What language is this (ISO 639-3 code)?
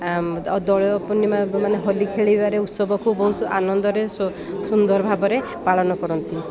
ori